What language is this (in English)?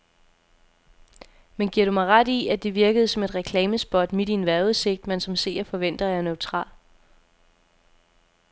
Danish